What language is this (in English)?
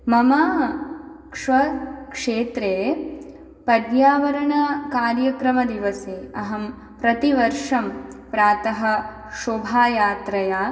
Sanskrit